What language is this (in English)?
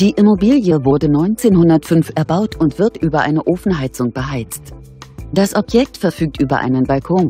German